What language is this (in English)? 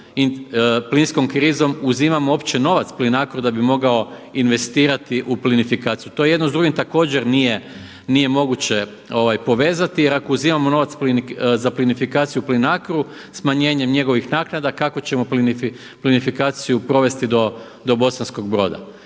Croatian